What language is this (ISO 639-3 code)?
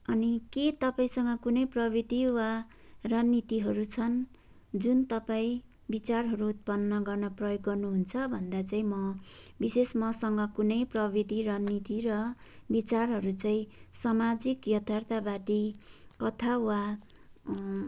nep